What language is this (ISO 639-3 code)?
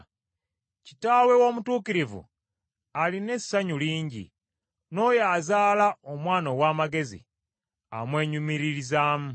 lug